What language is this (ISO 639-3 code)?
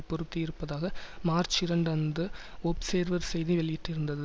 tam